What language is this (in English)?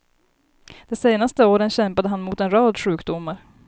Swedish